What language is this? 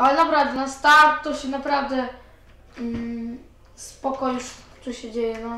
Polish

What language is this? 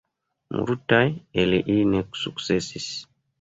Esperanto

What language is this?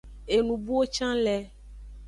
Aja (Benin)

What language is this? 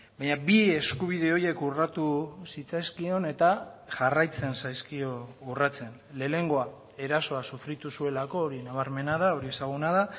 Basque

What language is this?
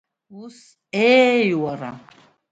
Abkhazian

